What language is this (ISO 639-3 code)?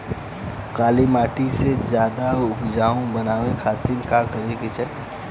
bho